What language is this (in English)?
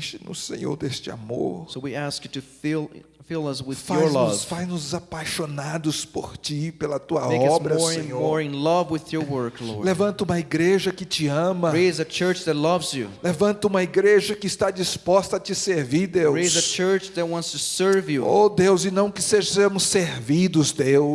Portuguese